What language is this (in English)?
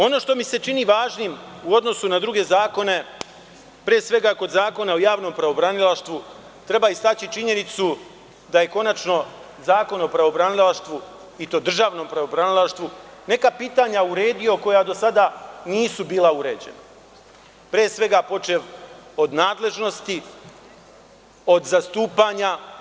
Serbian